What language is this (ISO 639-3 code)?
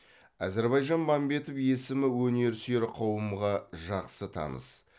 kaz